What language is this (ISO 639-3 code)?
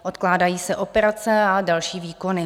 ces